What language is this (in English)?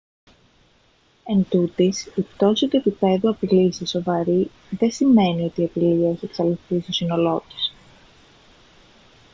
Greek